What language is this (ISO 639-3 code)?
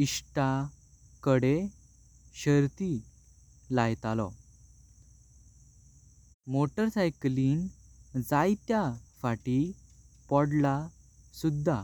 kok